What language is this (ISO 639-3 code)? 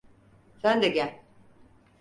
tur